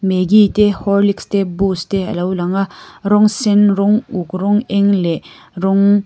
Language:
Mizo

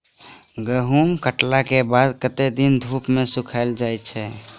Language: Maithili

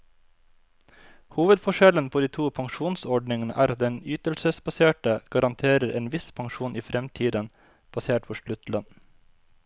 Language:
Norwegian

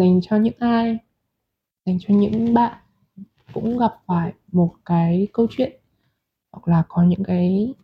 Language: Vietnamese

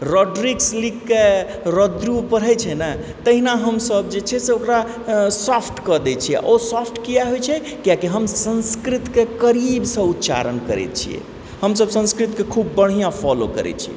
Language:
Maithili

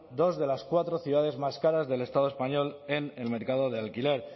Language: Spanish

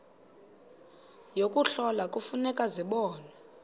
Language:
Xhosa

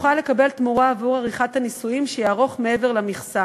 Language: Hebrew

